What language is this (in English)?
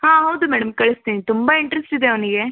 Kannada